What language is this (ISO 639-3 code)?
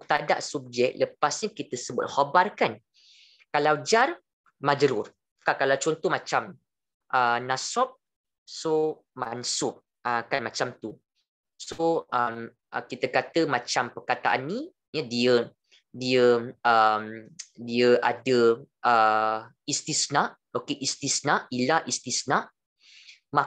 msa